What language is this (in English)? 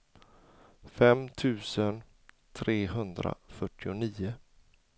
Swedish